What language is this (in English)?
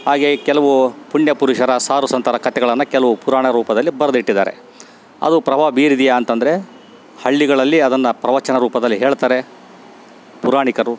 Kannada